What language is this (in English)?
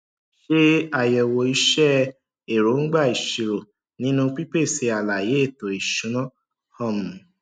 Yoruba